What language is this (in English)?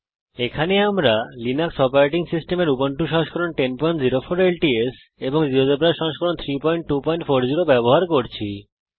Bangla